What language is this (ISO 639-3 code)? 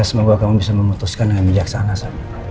ind